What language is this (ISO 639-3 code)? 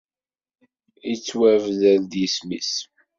kab